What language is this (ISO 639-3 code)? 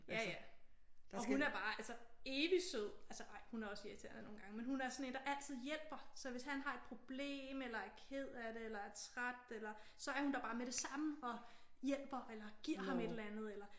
dan